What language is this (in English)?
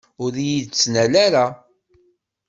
Kabyle